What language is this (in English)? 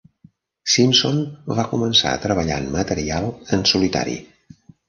Catalan